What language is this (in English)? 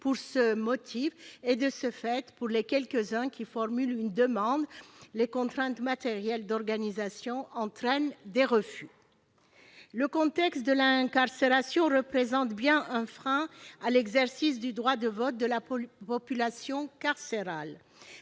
French